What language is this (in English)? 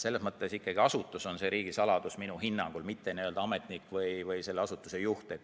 Estonian